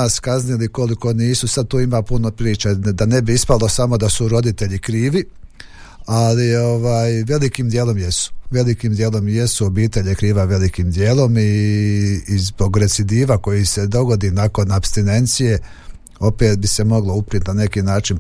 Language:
Croatian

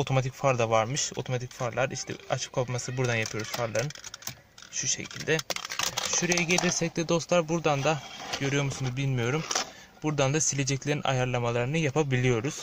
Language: Turkish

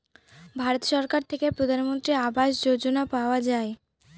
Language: Bangla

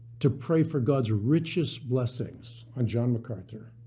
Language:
English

